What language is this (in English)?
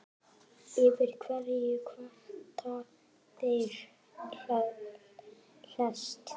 Icelandic